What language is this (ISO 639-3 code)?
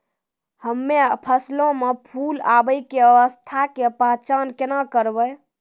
mai